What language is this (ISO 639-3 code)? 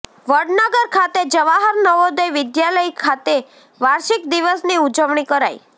guj